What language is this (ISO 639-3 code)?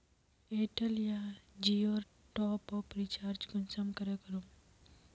mag